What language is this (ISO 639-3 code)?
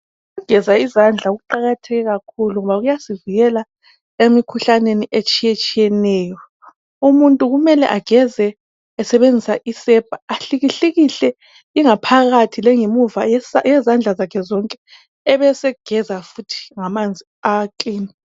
nde